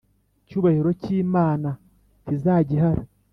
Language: Kinyarwanda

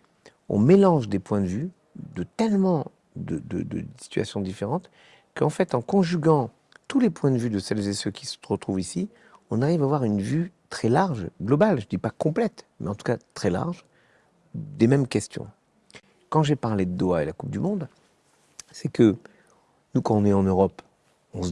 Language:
French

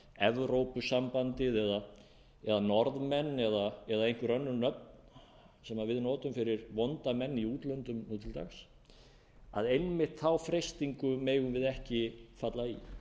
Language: Icelandic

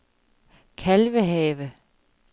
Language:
Danish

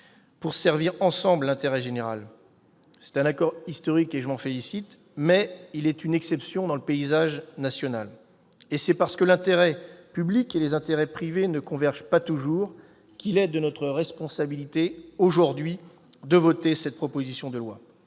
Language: French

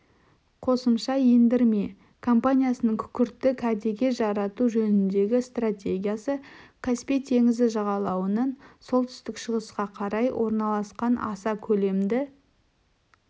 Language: Kazakh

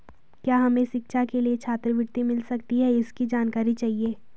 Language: Hindi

